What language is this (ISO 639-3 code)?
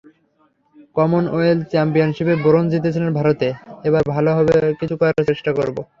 ben